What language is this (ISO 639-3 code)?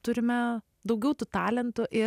lit